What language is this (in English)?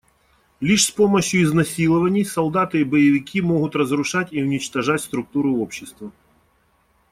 Russian